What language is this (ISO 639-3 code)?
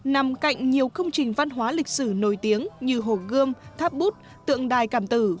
vie